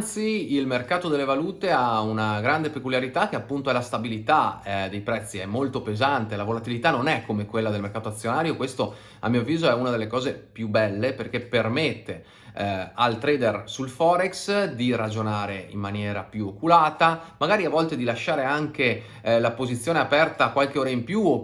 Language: Italian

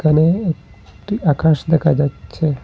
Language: Bangla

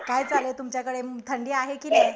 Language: Marathi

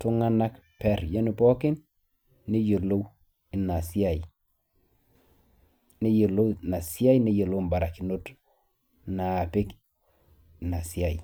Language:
Masai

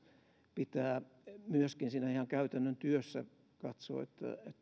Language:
Finnish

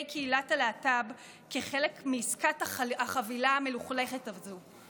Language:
Hebrew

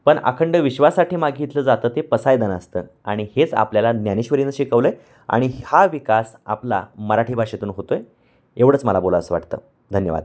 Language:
Marathi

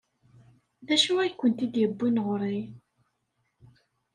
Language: Kabyle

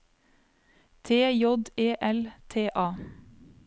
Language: Norwegian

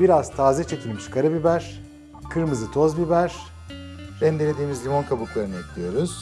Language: Turkish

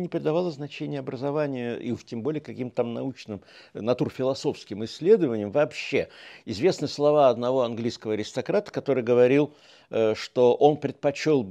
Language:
Russian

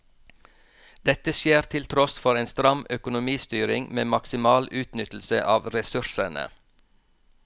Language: Norwegian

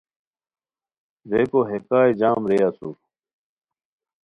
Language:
Khowar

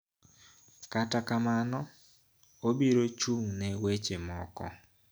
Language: Luo (Kenya and Tanzania)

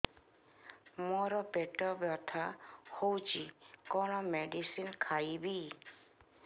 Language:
Odia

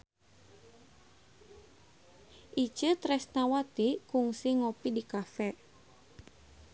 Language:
Sundanese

